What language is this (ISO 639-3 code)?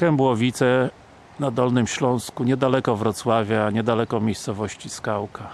pol